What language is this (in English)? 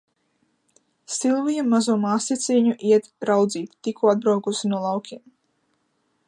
Latvian